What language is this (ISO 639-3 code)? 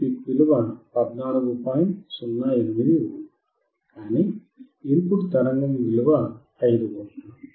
tel